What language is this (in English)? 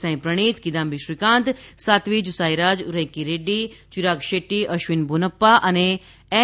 Gujarati